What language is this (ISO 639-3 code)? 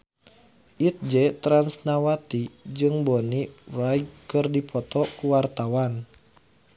sun